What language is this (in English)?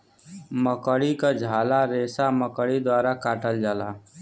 Bhojpuri